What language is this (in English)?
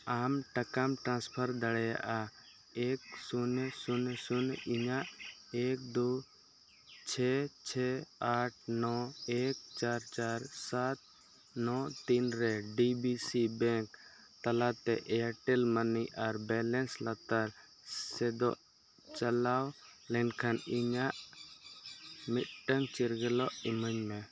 Santali